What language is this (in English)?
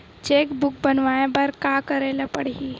Chhattisgarhi